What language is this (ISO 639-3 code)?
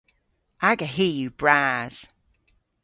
cor